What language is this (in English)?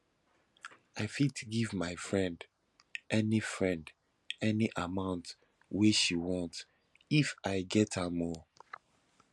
Nigerian Pidgin